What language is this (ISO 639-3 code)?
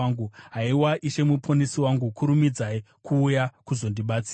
sna